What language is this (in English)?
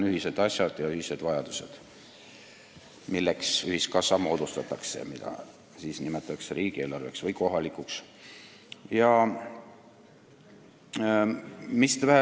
Estonian